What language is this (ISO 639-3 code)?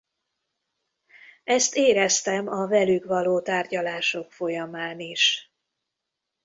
hun